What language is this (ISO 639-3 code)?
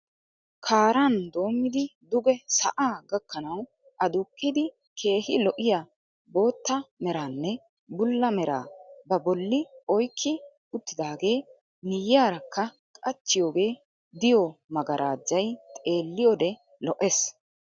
wal